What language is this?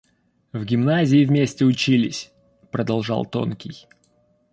Russian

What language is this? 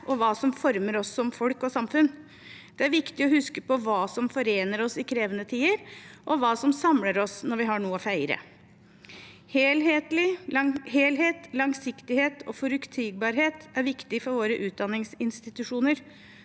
Norwegian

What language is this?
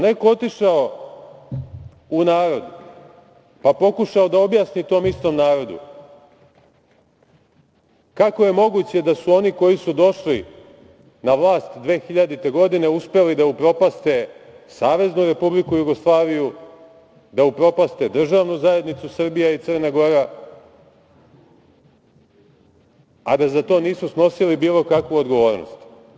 Serbian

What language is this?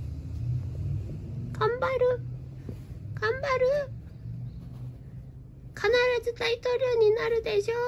Japanese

